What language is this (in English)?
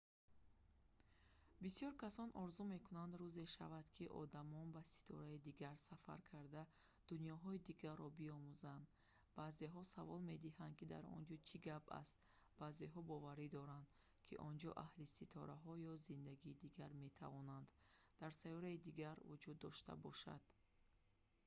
Tajik